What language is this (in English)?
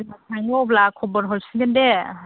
Bodo